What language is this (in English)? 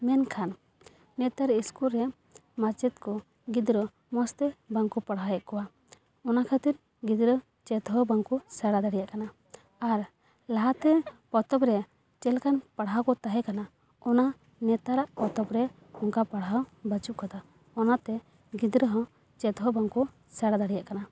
Santali